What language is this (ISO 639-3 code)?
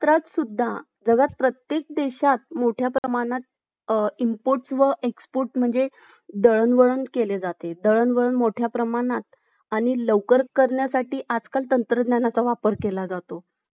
mar